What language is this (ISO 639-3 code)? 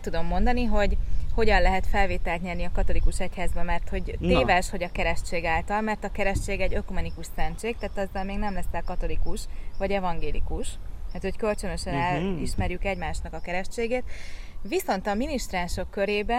hun